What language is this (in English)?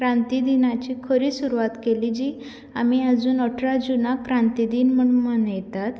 Konkani